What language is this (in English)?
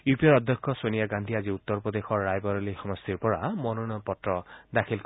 Assamese